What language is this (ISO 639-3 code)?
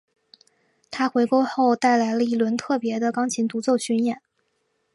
zho